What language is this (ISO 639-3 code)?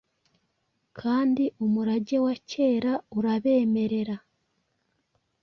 kin